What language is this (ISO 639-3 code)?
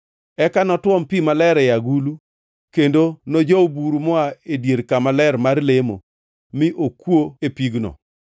luo